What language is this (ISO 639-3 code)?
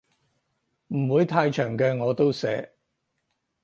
yue